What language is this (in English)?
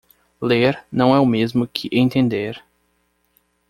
Portuguese